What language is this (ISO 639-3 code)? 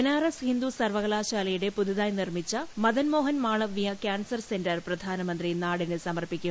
mal